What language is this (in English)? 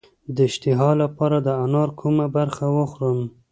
Pashto